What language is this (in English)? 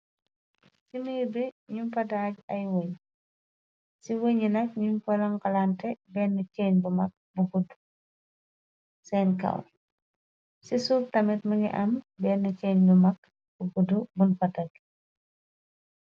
Wolof